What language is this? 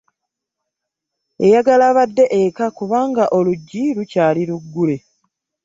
Ganda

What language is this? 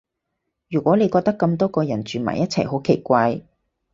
Cantonese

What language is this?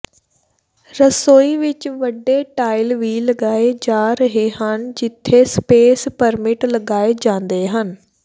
Punjabi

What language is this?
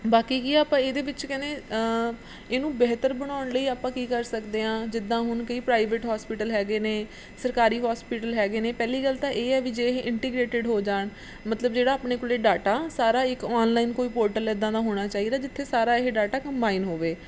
Punjabi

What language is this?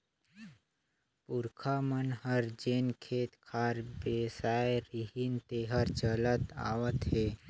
Chhattisgarhi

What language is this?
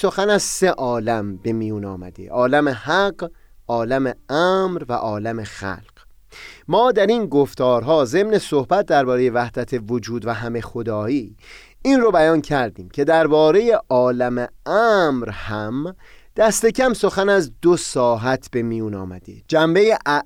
Persian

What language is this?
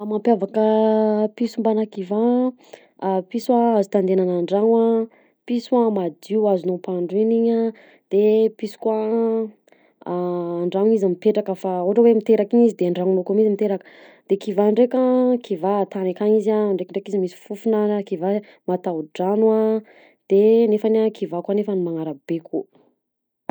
Southern Betsimisaraka Malagasy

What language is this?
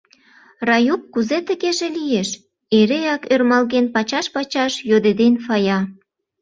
Mari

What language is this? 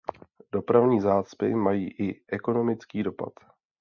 Czech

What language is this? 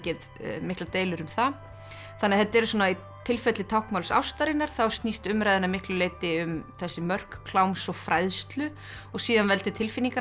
Icelandic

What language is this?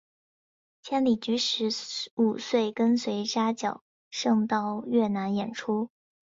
Chinese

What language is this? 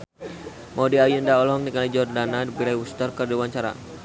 Sundanese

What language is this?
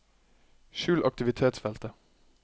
Norwegian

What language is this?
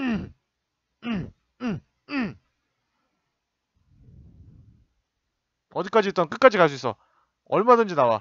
Korean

